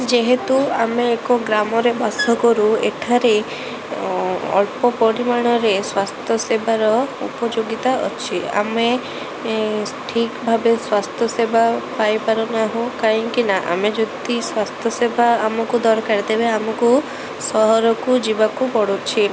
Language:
Odia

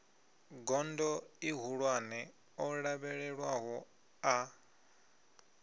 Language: Venda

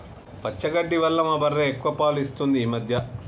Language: Telugu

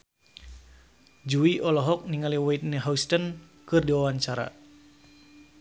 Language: Sundanese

